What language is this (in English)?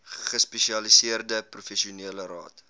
Afrikaans